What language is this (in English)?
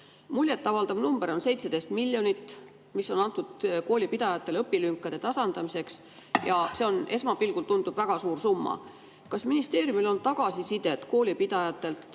Estonian